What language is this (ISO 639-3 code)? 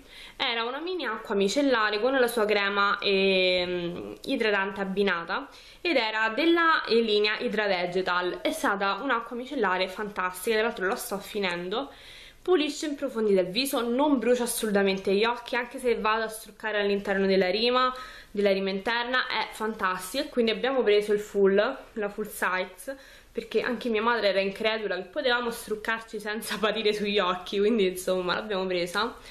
ita